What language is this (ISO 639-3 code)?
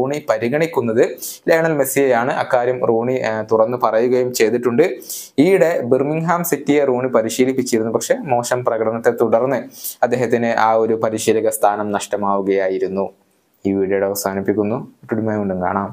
mal